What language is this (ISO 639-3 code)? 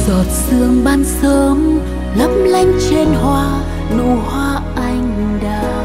vie